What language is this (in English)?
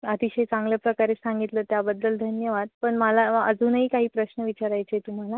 Marathi